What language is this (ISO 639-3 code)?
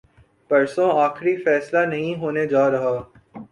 urd